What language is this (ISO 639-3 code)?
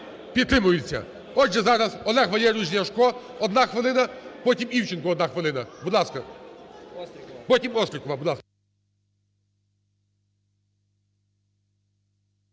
ukr